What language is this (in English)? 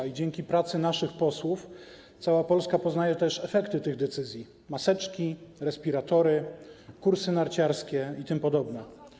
Polish